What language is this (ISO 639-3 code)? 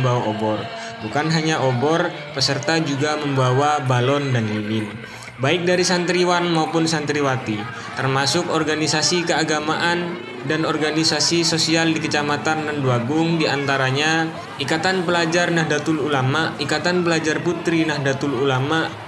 ind